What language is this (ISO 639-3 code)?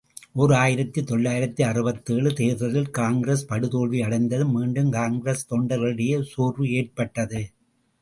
tam